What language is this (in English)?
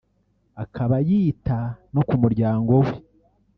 Kinyarwanda